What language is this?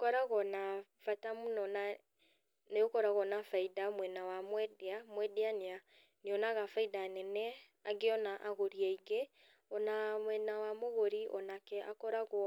Kikuyu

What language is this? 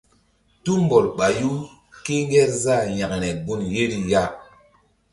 Mbum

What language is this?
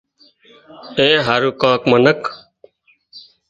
Wadiyara Koli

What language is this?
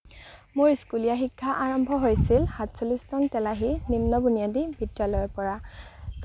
Assamese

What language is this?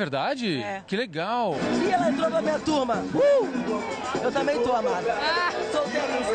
Portuguese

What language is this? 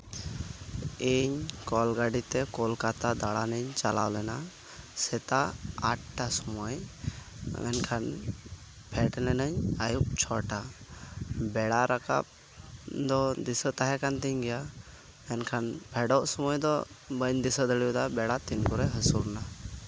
Santali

